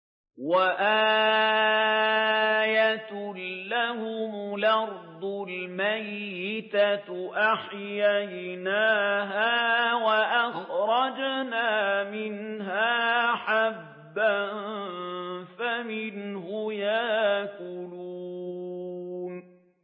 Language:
Arabic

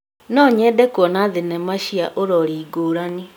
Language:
Kikuyu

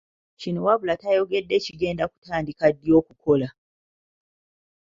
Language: Ganda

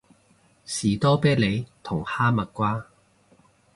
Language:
Cantonese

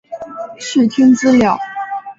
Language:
Chinese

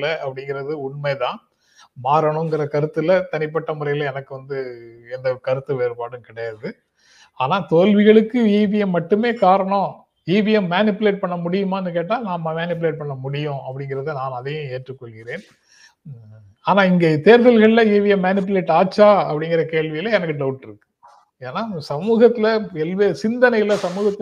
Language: Tamil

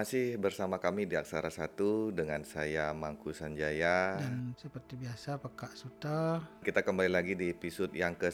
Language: Indonesian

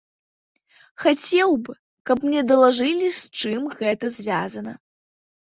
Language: Belarusian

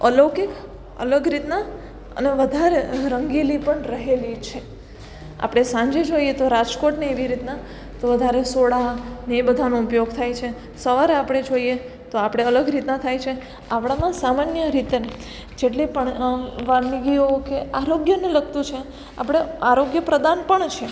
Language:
Gujarati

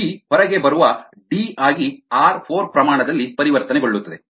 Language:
Kannada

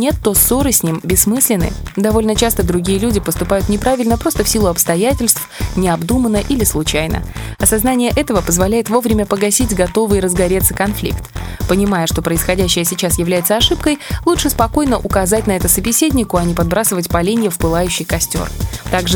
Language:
Russian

